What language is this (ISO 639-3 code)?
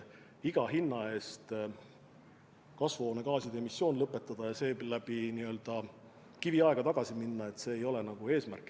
est